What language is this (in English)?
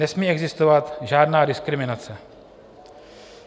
Czech